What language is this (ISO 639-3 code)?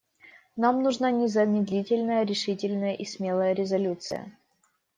rus